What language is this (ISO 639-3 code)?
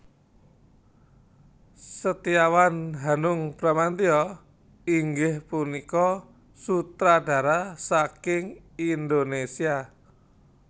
jav